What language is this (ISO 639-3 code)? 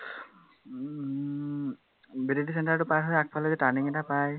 asm